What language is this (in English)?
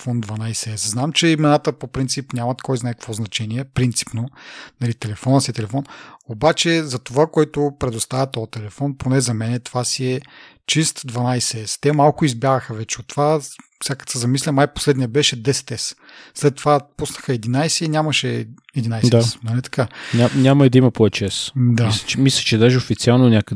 Bulgarian